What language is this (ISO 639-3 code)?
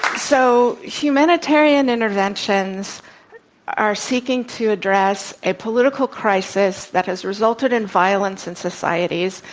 eng